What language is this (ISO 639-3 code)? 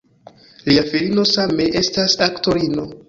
epo